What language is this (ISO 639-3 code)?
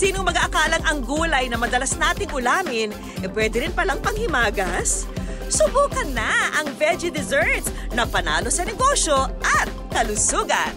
fil